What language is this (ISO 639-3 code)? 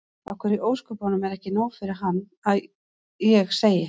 isl